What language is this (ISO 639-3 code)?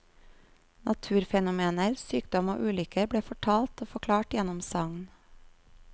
nor